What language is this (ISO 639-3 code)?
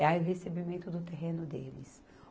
por